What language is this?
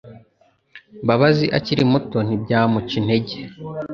Kinyarwanda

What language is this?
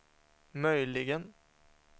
Swedish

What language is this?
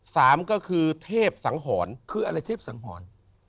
Thai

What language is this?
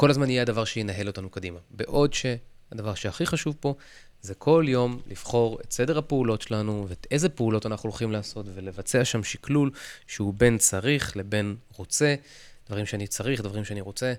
Hebrew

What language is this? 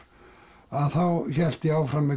Icelandic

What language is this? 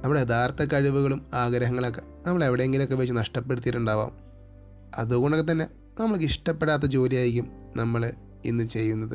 Malayalam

